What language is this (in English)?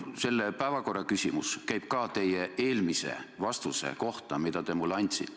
Estonian